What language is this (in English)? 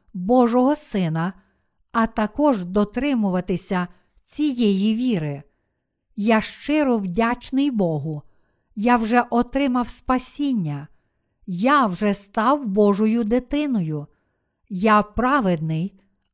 Ukrainian